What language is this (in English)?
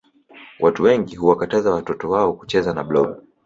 Swahili